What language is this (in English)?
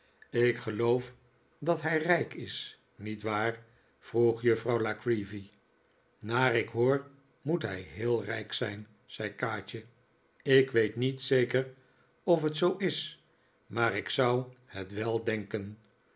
Dutch